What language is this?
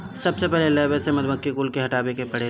Bhojpuri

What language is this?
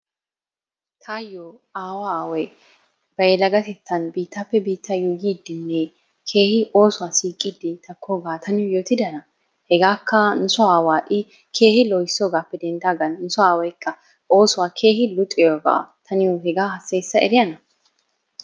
Wolaytta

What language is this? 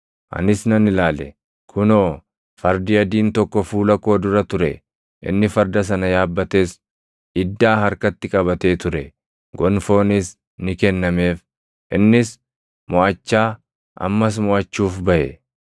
Oromo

